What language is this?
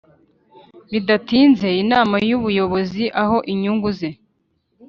Kinyarwanda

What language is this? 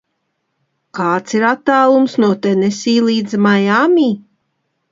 Latvian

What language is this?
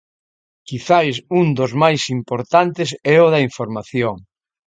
Galician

